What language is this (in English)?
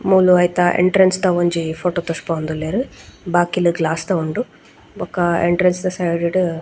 Tulu